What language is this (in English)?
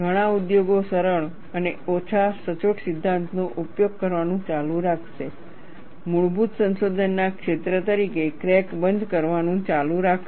Gujarati